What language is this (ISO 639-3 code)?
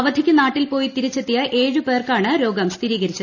mal